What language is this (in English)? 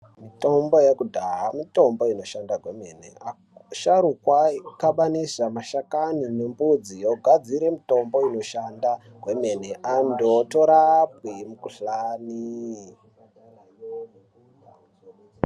Ndau